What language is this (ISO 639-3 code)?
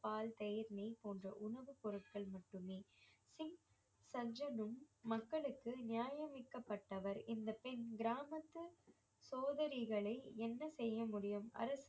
tam